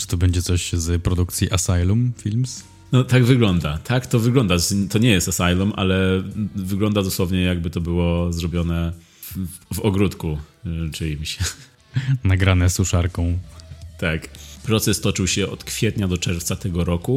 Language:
Polish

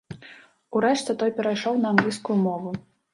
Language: Belarusian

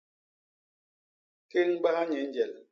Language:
Basaa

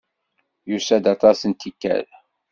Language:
Kabyle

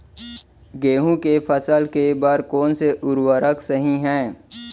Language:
Chhattisgarhi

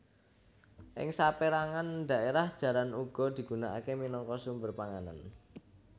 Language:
Javanese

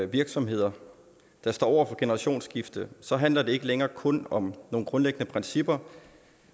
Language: Danish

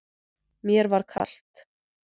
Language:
Icelandic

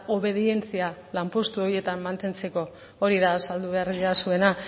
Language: Basque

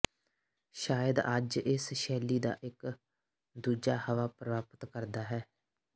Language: Punjabi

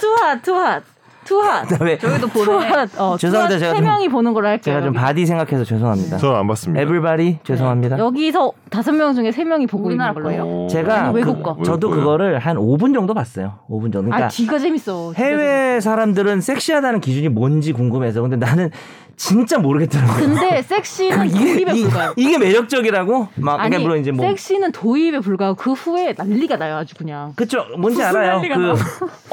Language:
Korean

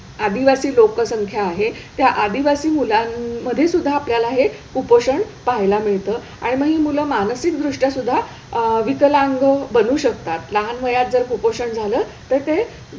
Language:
Marathi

